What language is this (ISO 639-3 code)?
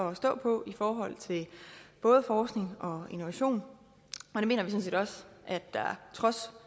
dan